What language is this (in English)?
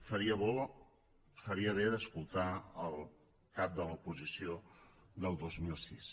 Catalan